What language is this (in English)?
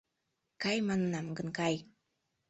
Mari